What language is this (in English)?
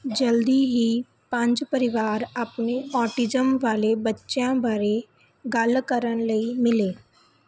Punjabi